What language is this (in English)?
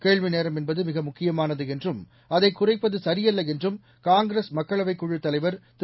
Tamil